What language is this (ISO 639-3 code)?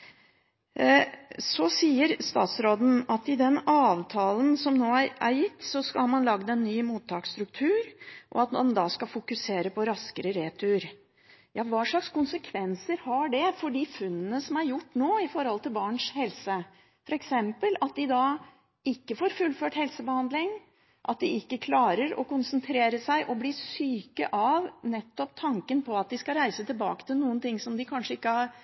nob